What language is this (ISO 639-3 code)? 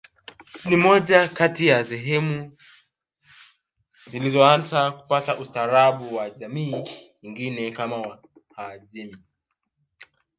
swa